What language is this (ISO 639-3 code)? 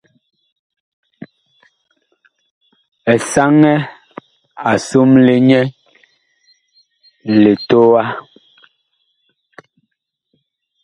bkh